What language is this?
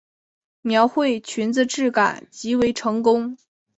Chinese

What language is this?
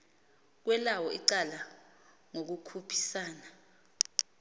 Xhosa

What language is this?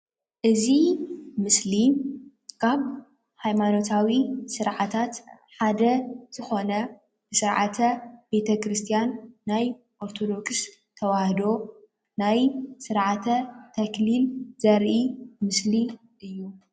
Tigrinya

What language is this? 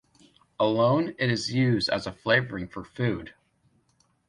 English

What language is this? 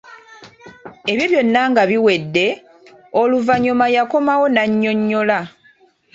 Ganda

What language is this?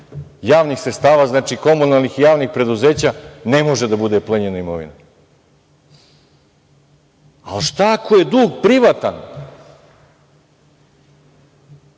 Serbian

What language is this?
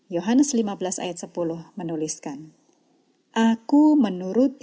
Indonesian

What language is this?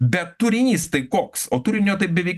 Lithuanian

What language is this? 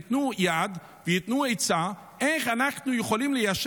Hebrew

